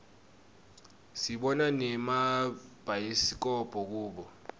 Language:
Swati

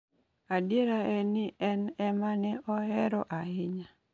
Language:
Luo (Kenya and Tanzania)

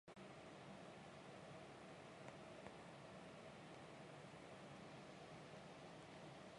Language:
Chinese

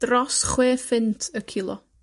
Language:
Welsh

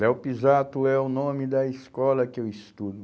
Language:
Portuguese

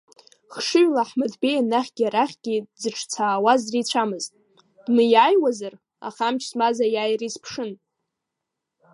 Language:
Abkhazian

